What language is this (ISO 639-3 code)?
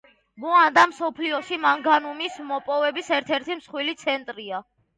kat